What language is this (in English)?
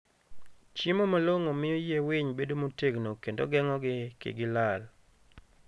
Luo (Kenya and Tanzania)